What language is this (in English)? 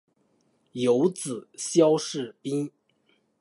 Chinese